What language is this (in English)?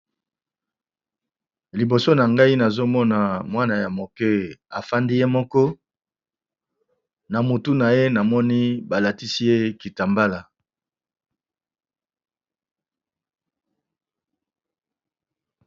Lingala